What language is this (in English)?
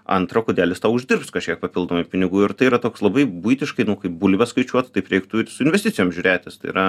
Lithuanian